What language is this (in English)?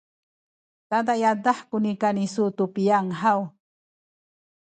Sakizaya